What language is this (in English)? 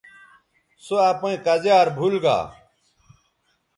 Bateri